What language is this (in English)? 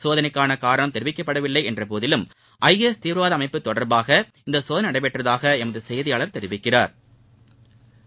Tamil